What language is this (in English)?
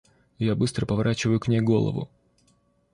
Russian